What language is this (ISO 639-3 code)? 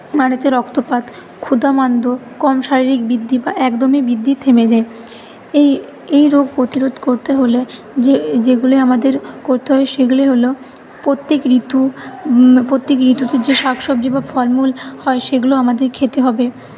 ben